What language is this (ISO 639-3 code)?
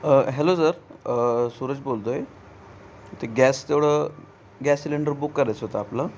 mar